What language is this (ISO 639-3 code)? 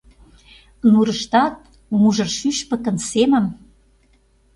chm